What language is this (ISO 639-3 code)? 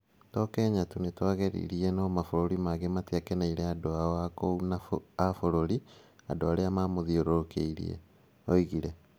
kik